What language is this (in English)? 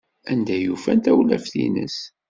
Kabyle